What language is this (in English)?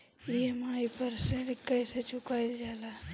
Bhojpuri